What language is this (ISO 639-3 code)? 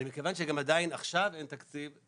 heb